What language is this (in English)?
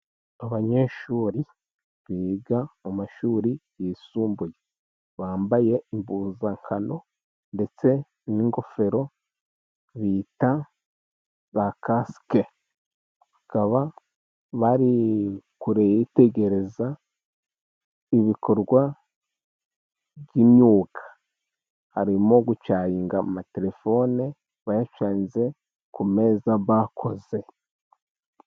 Kinyarwanda